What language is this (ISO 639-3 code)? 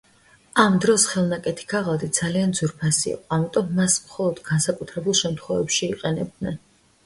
kat